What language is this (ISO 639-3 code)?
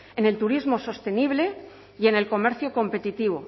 spa